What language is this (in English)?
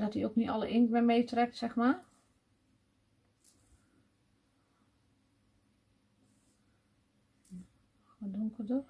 Dutch